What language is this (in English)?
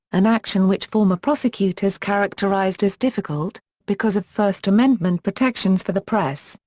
English